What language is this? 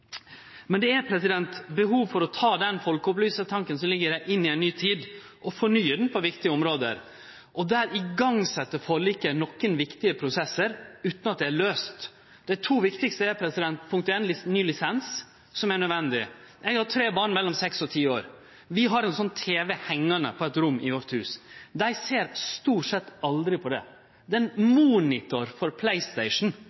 Norwegian Nynorsk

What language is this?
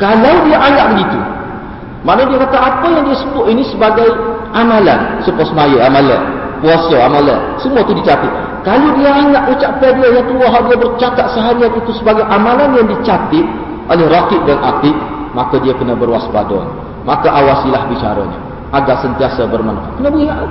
Malay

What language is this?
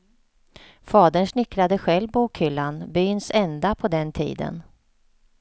Swedish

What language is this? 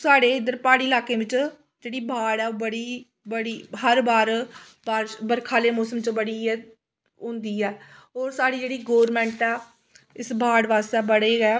Dogri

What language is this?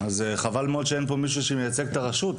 Hebrew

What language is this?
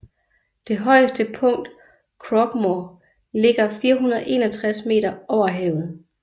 Danish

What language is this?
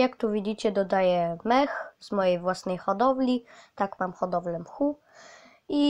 Polish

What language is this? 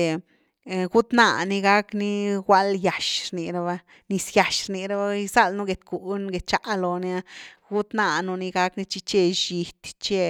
Güilá Zapotec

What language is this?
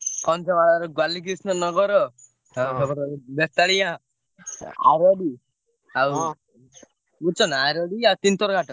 Odia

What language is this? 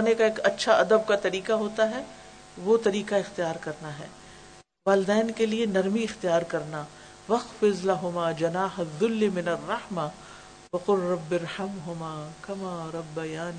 Urdu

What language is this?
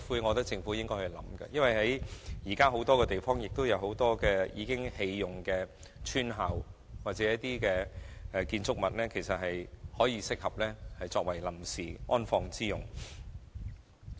Cantonese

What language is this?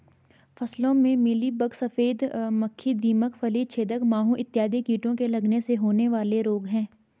Hindi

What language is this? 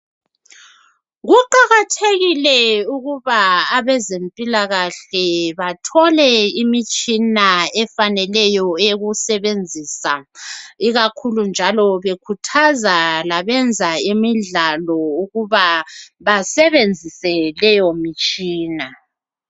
North Ndebele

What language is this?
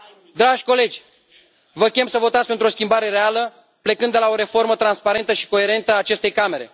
Romanian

